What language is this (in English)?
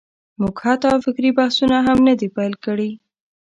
Pashto